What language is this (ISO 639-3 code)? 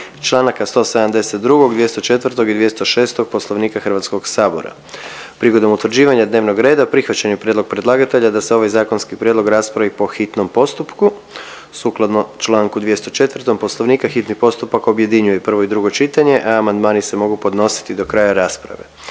hrv